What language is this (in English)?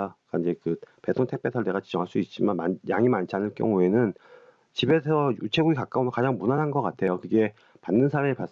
Korean